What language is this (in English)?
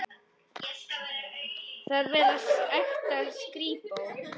Icelandic